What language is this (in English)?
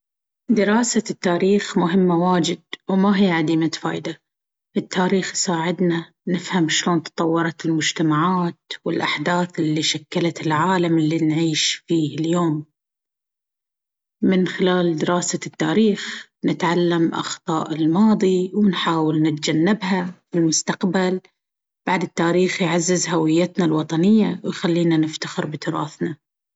Baharna Arabic